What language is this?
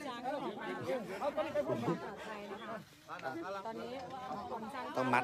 Thai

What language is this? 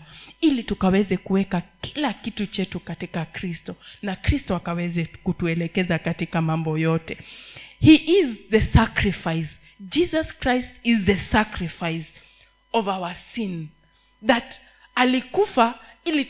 Swahili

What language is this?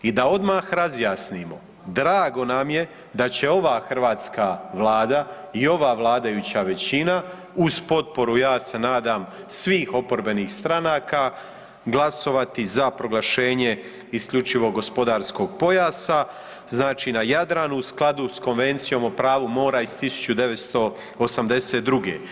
Croatian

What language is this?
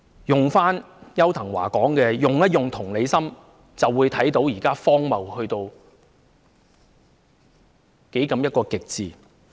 Cantonese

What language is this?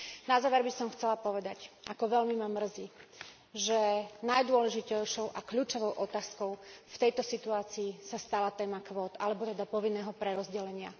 Slovak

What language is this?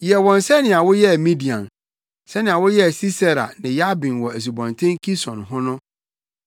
Akan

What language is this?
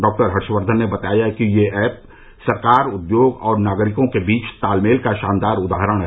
Hindi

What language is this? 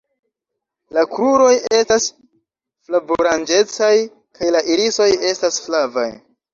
Esperanto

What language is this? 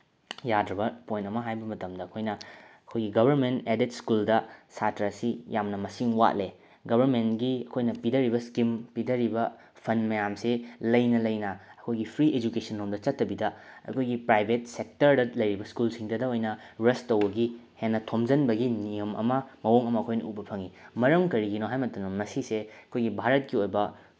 Manipuri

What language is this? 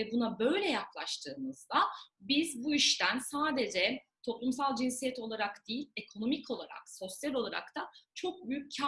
Turkish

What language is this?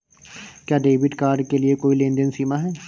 Hindi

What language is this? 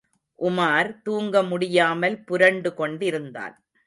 Tamil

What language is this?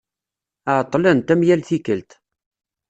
Kabyle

